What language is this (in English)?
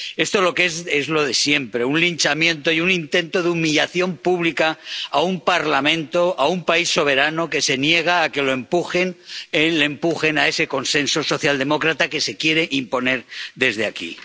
Spanish